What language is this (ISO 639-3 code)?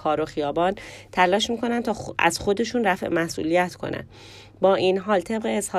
fas